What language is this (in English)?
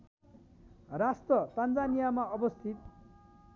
Nepali